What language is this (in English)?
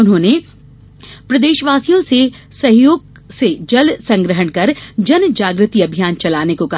Hindi